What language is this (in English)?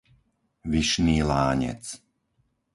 Slovak